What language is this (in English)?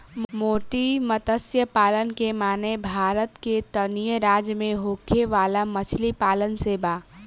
Bhojpuri